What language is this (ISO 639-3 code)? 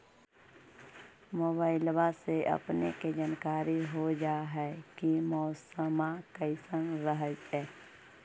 mag